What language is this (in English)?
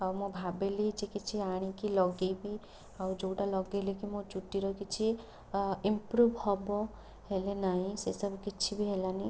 Odia